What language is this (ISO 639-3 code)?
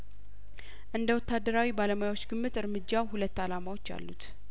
amh